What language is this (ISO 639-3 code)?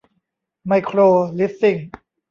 tha